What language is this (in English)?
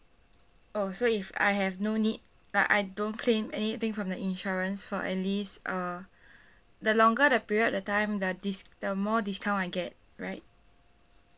English